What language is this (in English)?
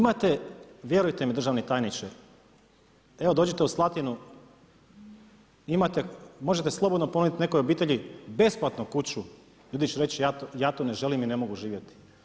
Croatian